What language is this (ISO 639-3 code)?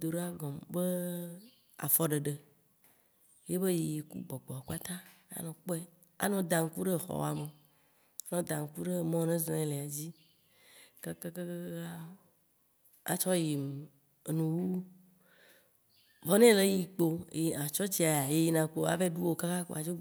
wci